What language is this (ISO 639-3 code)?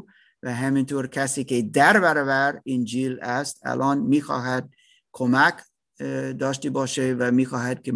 fas